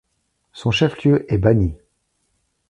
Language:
French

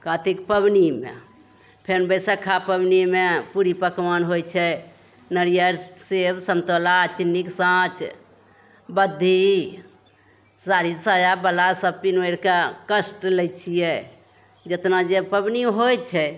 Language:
Maithili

